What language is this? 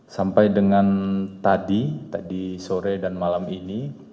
Indonesian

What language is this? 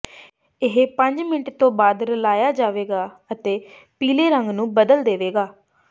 Punjabi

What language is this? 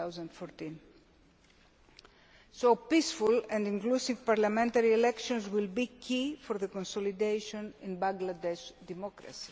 English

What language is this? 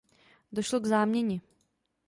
Czech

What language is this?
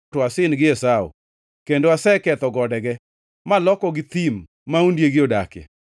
Luo (Kenya and Tanzania)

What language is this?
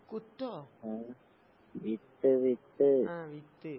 Malayalam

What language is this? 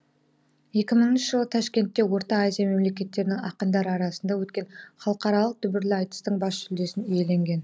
Kazakh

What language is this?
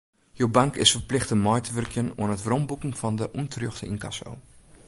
Western Frisian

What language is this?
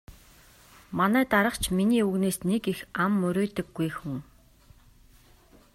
Mongolian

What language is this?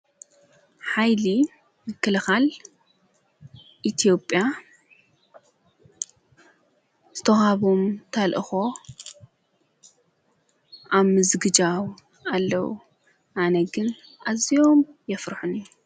Tigrinya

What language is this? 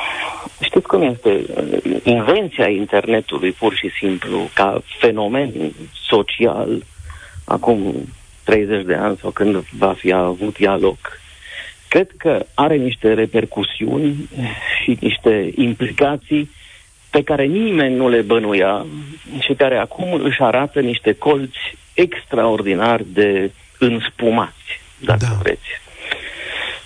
Romanian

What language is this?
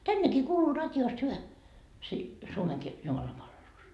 Finnish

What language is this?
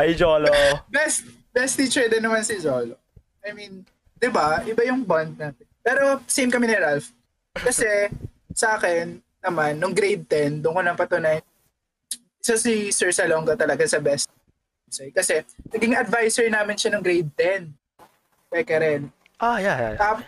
Filipino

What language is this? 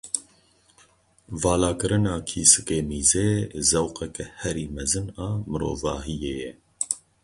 Kurdish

